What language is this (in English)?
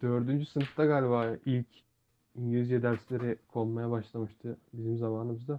Turkish